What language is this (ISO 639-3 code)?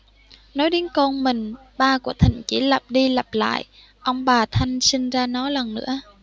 vie